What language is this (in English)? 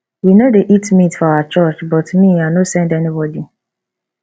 Nigerian Pidgin